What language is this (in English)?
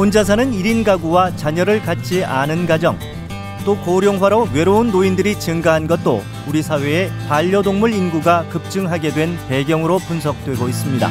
Korean